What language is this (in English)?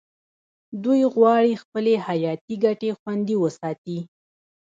Pashto